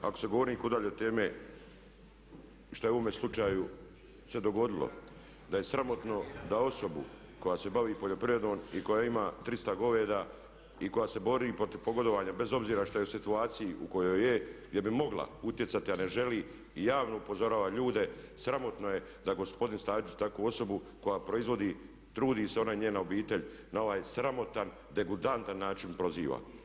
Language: Croatian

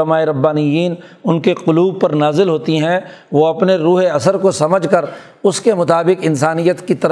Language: Urdu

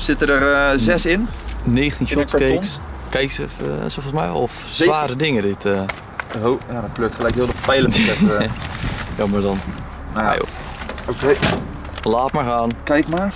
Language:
Dutch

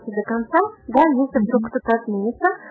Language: Russian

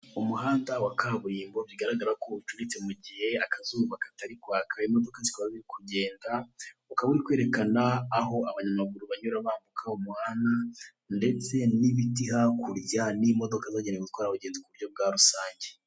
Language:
Kinyarwanda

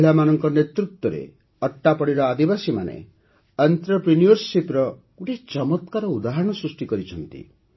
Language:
Odia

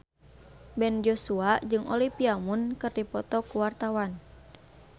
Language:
Sundanese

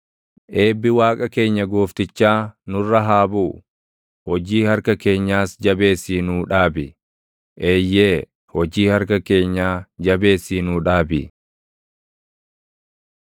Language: Oromo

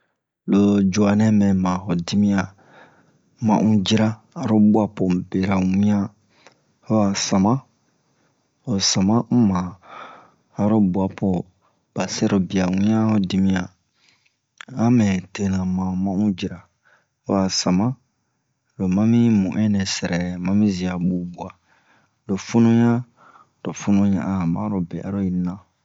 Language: Bomu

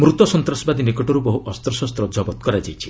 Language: Odia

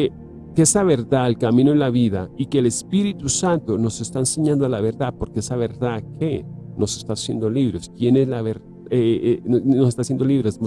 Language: Spanish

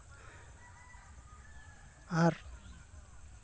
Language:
Santali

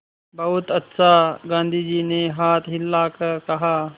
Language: Hindi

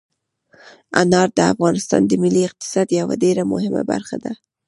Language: Pashto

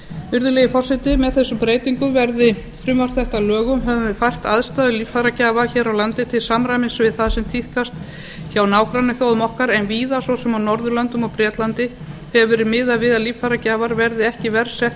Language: Icelandic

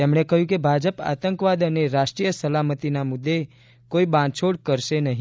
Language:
Gujarati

